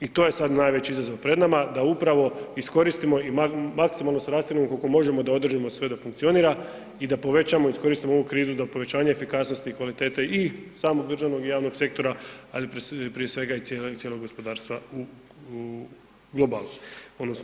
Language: Croatian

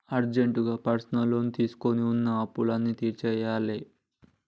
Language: Telugu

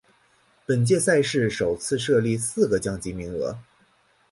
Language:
Chinese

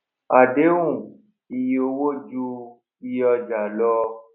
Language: Yoruba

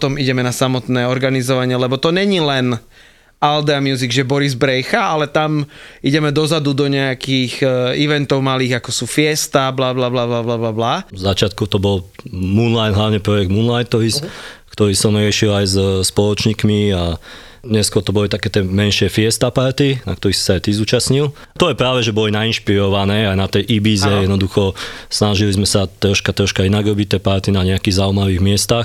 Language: Slovak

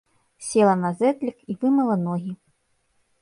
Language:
Belarusian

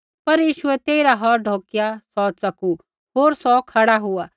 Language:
Kullu Pahari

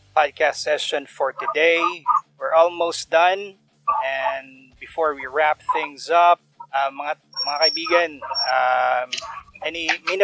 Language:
Filipino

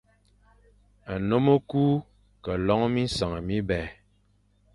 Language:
Fang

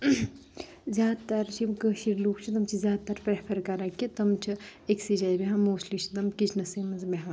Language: Kashmiri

